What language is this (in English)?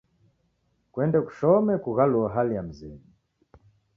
Taita